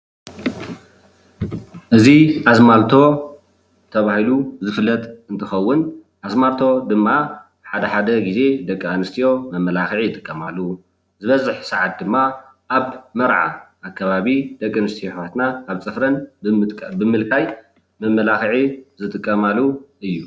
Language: Tigrinya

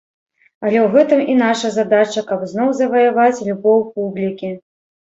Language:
Belarusian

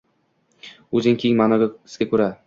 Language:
Uzbek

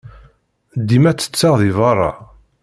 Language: Kabyle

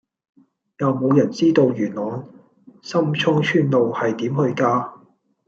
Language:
Cantonese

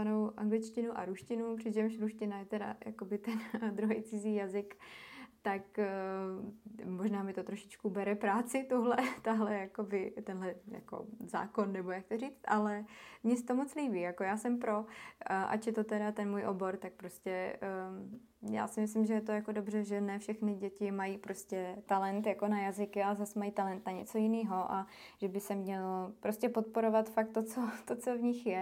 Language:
Czech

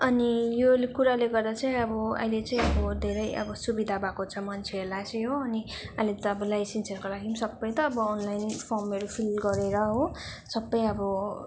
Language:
Nepali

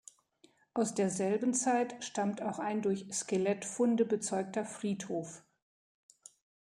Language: German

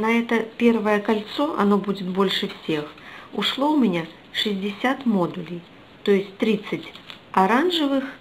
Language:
Russian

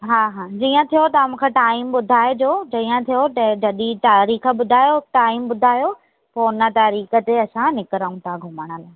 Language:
Sindhi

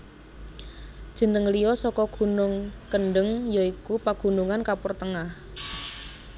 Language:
Javanese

